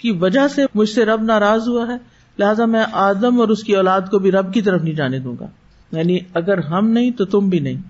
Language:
Urdu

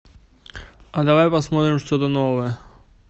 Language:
Russian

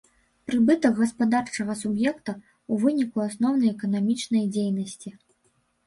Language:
Belarusian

